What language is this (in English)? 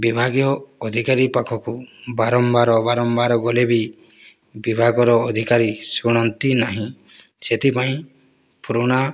Odia